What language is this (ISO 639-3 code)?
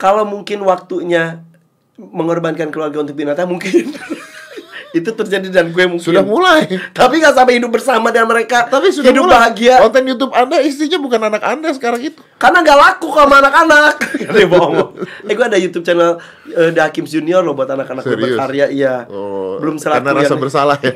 ind